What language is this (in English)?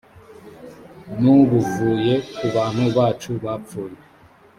Kinyarwanda